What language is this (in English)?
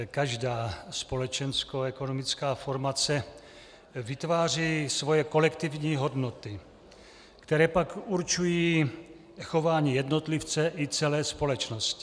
Czech